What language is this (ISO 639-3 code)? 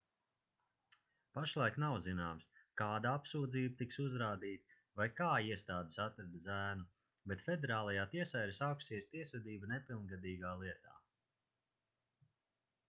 lav